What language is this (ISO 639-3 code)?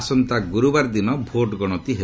ori